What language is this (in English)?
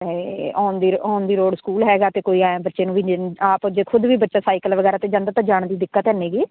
Punjabi